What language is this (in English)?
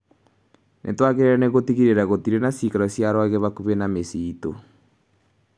Kikuyu